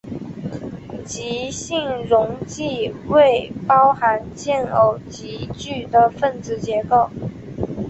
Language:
Chinese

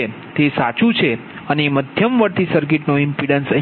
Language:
Gujarati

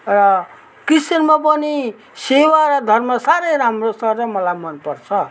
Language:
Nepali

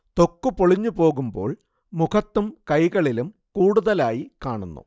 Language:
Malayalam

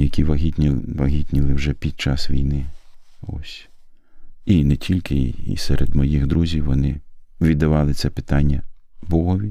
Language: Ukrainian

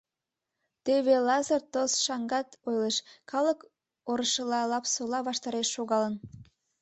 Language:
Mari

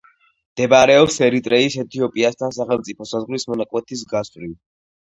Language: Georgian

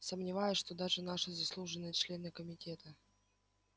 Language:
Russian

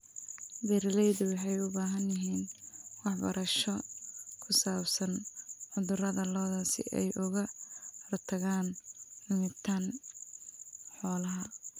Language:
Somali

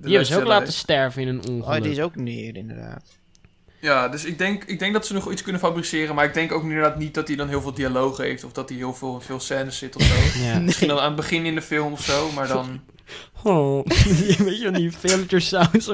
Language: Dutch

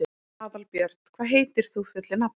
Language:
Icelandic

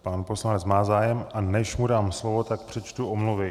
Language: Czech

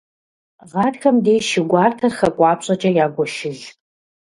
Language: Kabardian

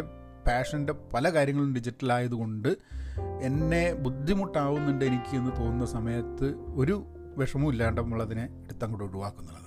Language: Malayalam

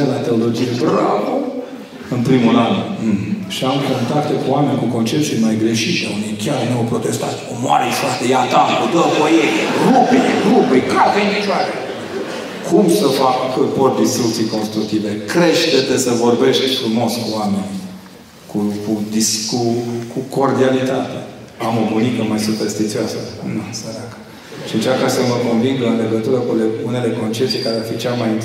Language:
Romanian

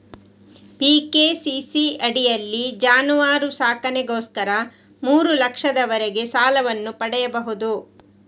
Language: Kannada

